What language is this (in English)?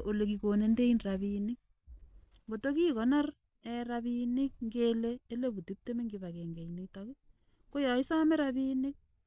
Kalenjin